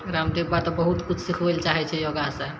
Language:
Maithili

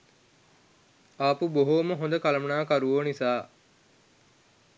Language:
Sinhala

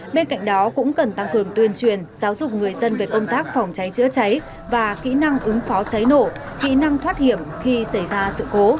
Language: Vietnamese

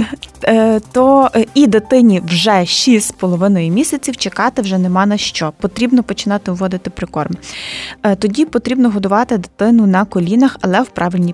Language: Ukrainian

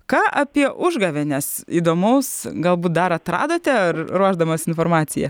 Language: Lithuanian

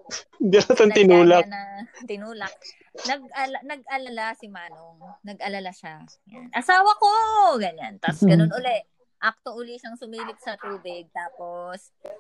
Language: Filipino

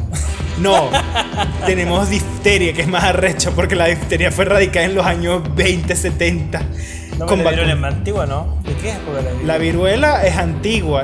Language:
Spanish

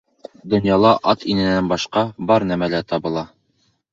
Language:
Bashkir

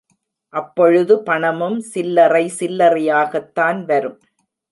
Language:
Tamil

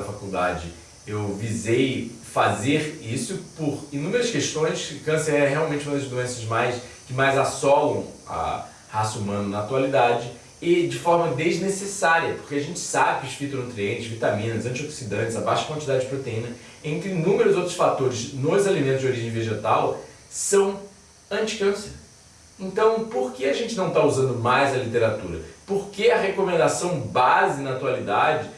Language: Portuguese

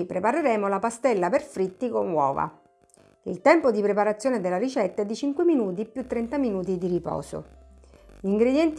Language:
Italian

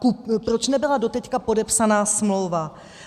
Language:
Czech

